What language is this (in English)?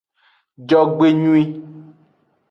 Aja (Benin)